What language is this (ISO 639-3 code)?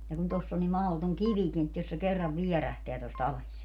fin